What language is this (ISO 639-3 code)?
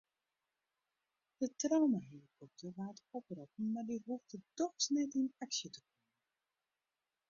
fry